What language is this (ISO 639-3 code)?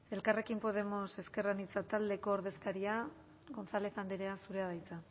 eus